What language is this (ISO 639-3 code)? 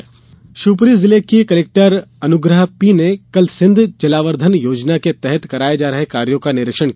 hin